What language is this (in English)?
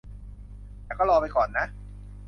Thai